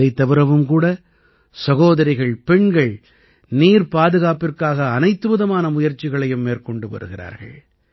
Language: Tamil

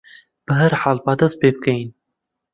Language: Central Kurdish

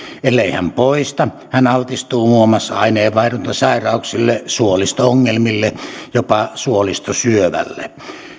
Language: Finnish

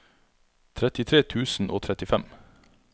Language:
Norwegian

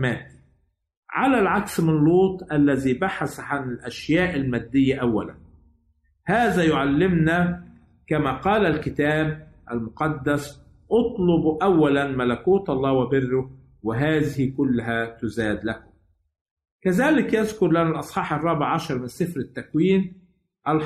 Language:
Arabic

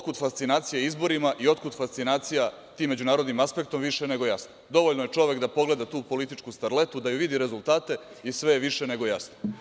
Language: Serbian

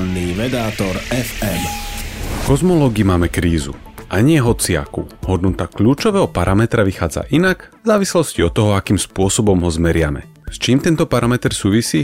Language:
Slovak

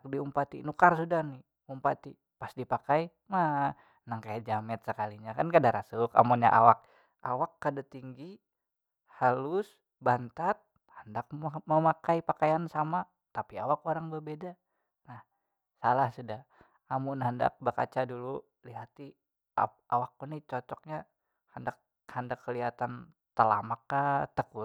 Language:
Banjar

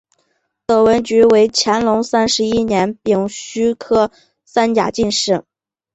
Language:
Chinese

